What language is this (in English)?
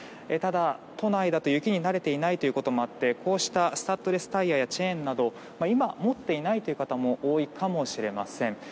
Japanese